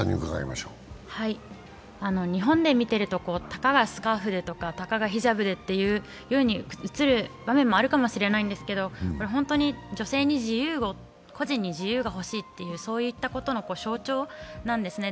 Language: Japanese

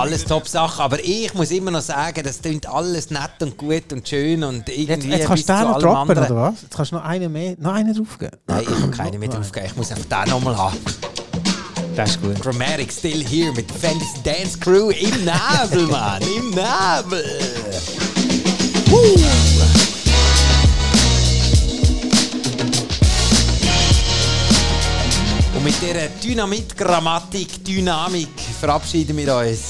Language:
German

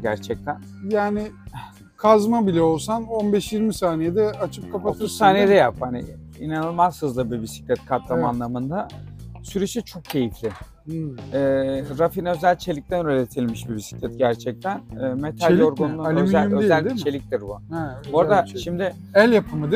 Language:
Turkish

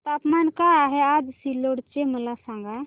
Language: Marathi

